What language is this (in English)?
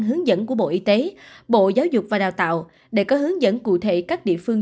Vietnamese